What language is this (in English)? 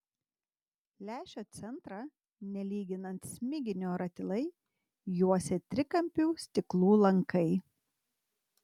Lithuanian